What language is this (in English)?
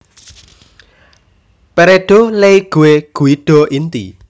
Javanese